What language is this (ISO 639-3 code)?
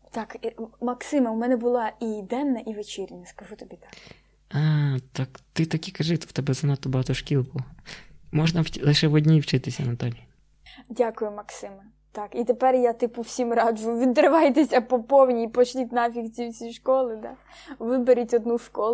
ukr